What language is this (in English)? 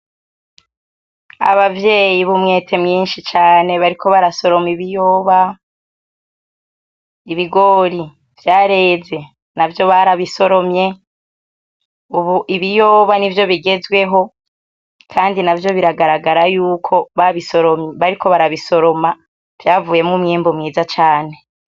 Rundi